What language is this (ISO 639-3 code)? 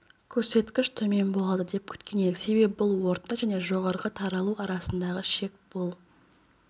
kaz